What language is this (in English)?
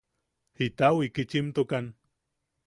Yaqui